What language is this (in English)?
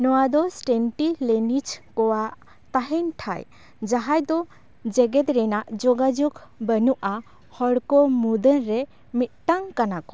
Santali